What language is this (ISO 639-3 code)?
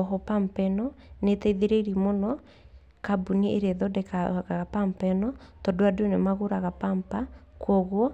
kik